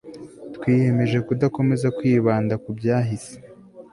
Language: Kinyarwanda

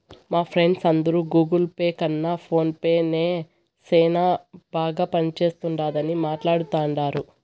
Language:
Telugu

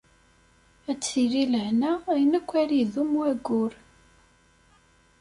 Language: Kabyle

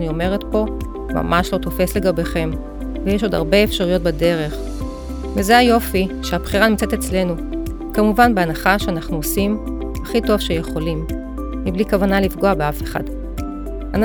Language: Hebrew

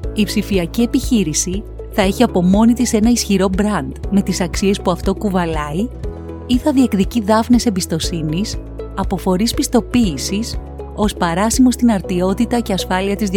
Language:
Greek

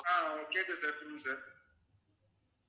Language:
Tamil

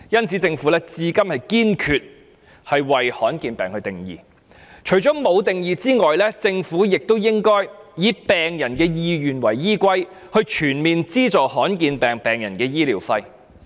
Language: Cantonese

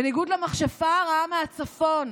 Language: Hebrew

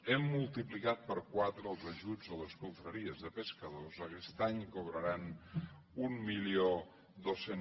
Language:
Catalan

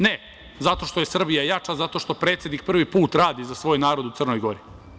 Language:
Serbian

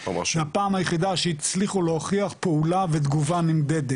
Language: Hebrew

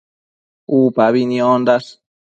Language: Matsés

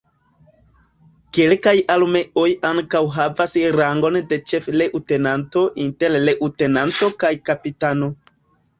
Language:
Esperanto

